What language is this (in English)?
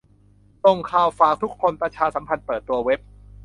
Thai